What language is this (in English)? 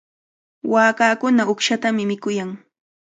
Cajatambo North Lima Quechua